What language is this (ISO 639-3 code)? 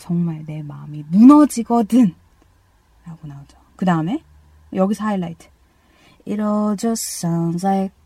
kor